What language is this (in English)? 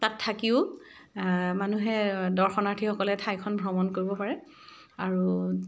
Assamese